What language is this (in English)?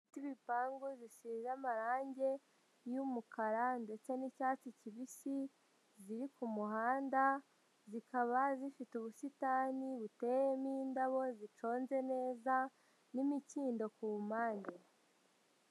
Kinyarwanda